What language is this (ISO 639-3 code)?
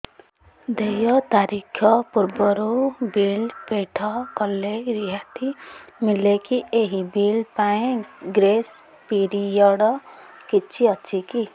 ori